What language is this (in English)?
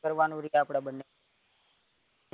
Gujarati